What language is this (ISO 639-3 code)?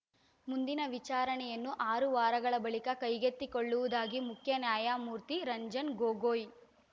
kan